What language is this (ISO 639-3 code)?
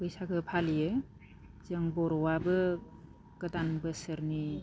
brx